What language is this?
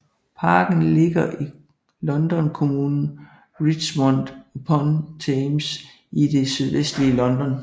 Danish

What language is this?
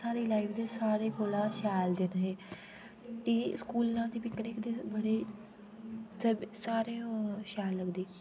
Dogri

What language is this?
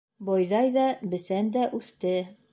Bashkir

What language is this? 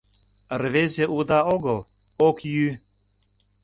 Mari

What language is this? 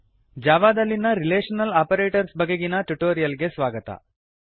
Kannada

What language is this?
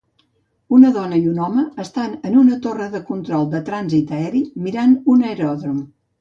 Catalan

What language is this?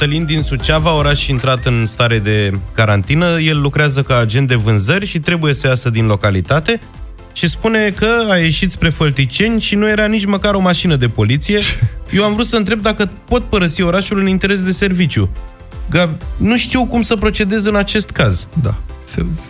Romanian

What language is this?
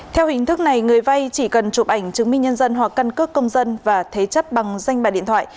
Vietnamese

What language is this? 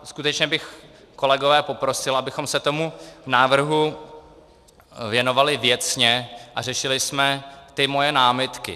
Czech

